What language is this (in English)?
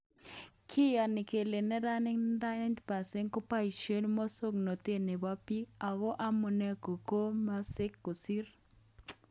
Kalenjin